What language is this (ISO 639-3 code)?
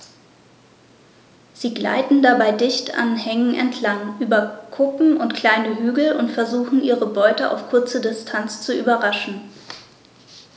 deu